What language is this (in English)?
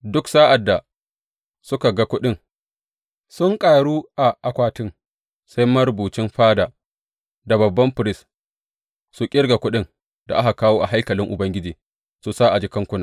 Hausa